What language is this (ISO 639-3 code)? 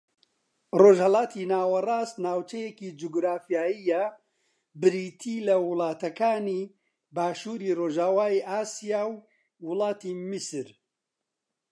ckb